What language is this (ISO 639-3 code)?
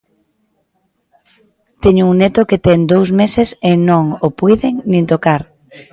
glg